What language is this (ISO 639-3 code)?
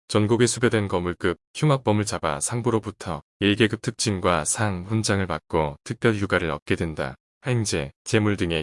kor